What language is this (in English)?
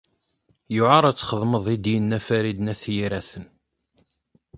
Kabyle